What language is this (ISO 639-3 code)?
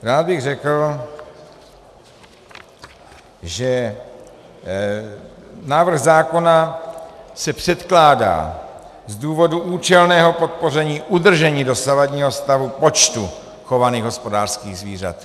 ces